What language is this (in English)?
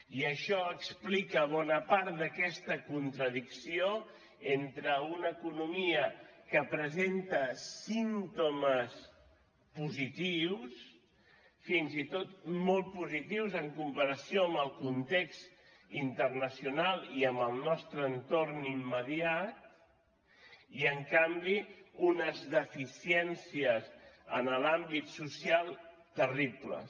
Catalan